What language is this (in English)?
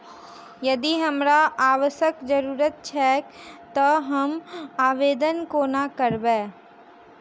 Maithili